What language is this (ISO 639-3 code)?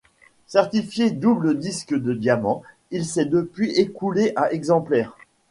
fra